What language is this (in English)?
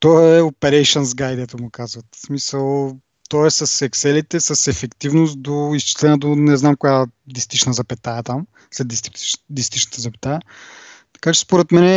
Bulgarian